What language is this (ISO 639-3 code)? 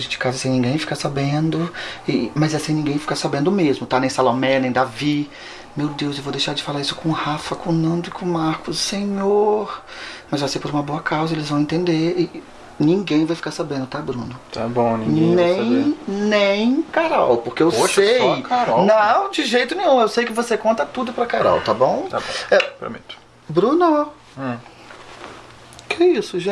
por